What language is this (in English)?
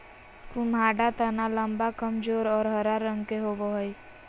Magahi